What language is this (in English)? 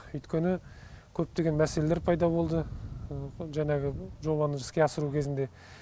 Kazakh